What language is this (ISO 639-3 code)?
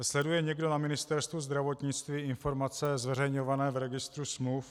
ces